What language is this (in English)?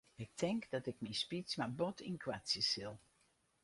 Western Frisian